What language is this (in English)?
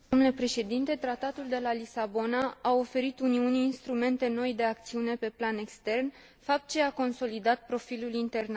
Romanian